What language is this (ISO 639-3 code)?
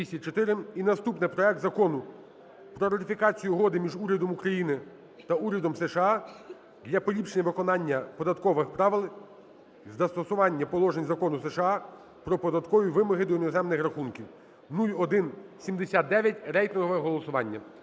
ukr